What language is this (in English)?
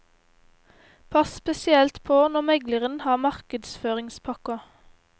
Norwegian